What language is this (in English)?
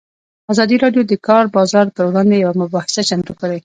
Pashto